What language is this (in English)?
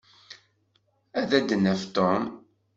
Kabyle